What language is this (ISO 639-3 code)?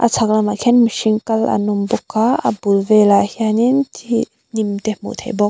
lus